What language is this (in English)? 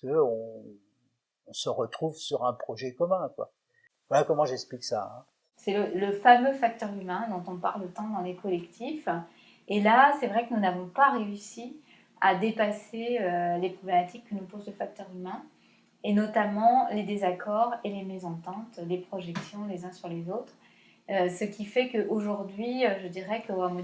French